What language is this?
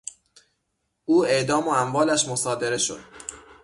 Persian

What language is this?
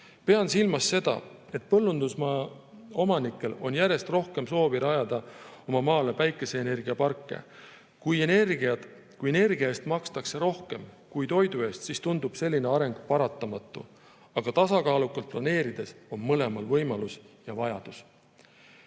Estonian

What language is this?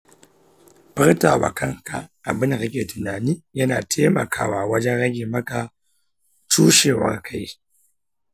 Hausa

